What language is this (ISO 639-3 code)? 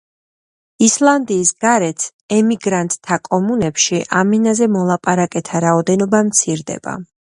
kat